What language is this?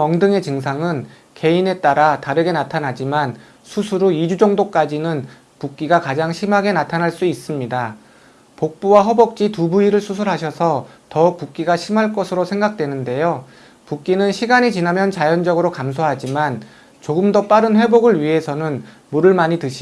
Korean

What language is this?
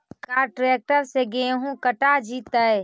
Magahi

